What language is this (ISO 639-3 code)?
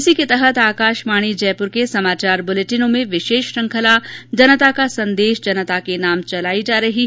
hin